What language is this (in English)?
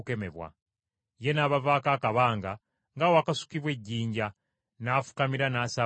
Ganda